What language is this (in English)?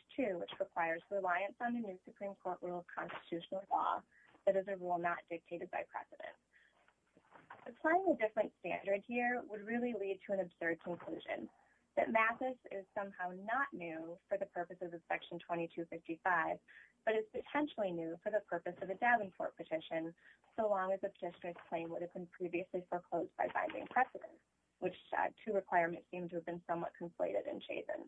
English